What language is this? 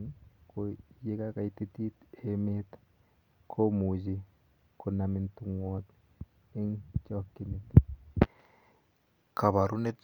Kalenjin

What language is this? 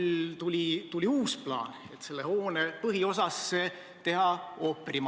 Estonian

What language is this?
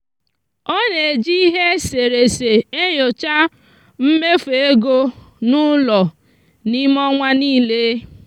Igbo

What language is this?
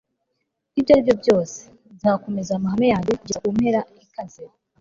Kinyarwanda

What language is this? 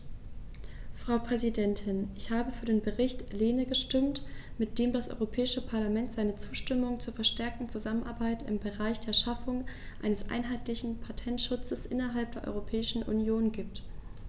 German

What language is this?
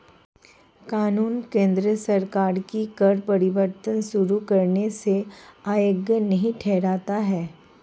Hindi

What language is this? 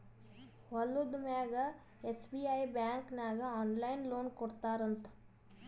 Kannada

